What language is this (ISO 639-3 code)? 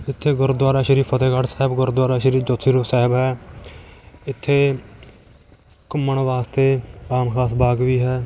pan